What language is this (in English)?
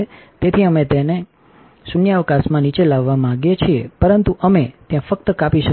Gujarati